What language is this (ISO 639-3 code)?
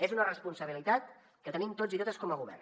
cat